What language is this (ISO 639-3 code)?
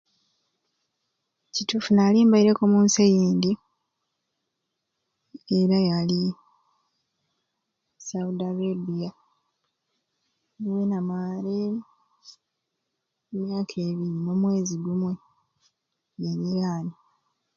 ruc